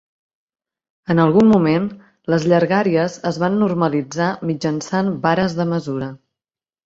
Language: Catalan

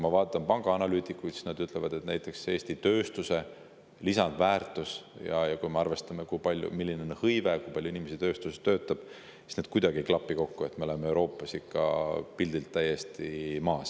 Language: Estonian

